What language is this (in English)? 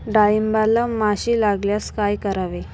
Marathi